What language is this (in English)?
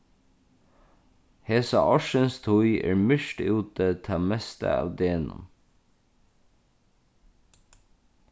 Faroese